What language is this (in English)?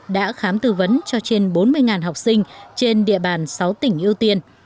Vietnamese